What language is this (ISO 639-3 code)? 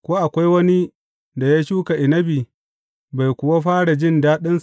hau